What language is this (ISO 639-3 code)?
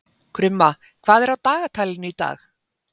isl